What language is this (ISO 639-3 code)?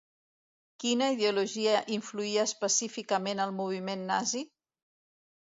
cat